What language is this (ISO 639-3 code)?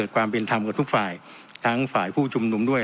tha